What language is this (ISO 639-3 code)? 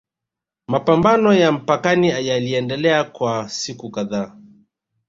swa